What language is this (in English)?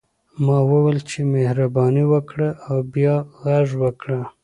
Pashto